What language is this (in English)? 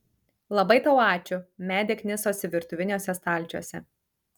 Lithuanian